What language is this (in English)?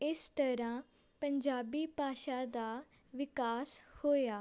Punjabi